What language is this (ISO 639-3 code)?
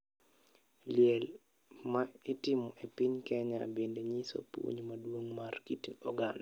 luo